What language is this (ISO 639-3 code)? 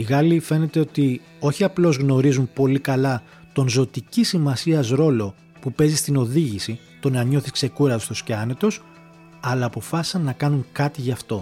ell